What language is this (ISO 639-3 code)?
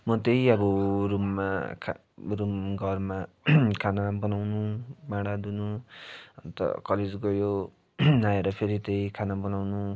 nep